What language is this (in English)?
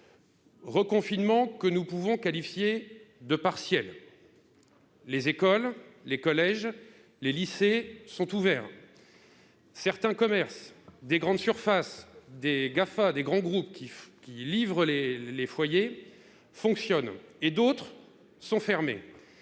French